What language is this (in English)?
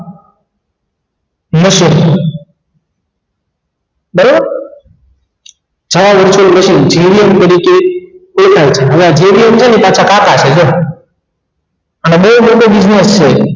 Gujarati